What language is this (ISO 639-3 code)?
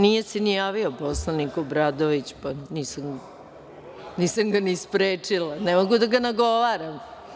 srp